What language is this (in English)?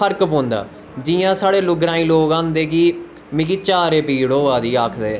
Dogri